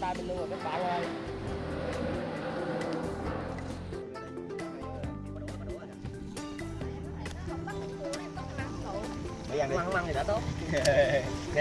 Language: Vietnamese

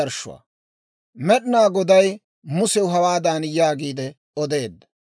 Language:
Dawro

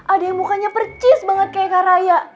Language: Indonesian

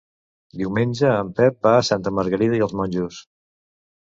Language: Catalan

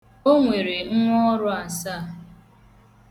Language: Igbo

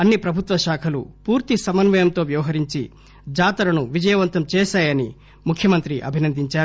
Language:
Telugu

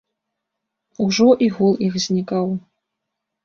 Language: Belarusian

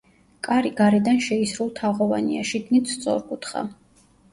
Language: Georgian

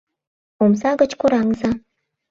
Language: Mari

